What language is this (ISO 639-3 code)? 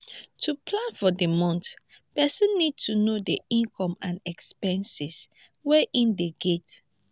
pcm